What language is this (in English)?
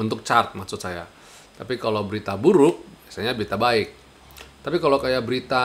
Indonesian